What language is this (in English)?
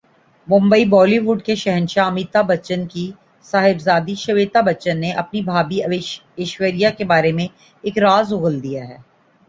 Urdu